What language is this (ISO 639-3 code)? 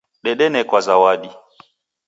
dav